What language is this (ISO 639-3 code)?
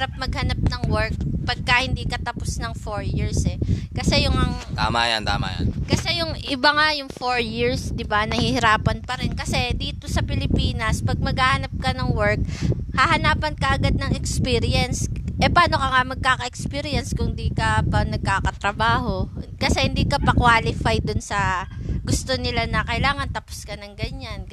fil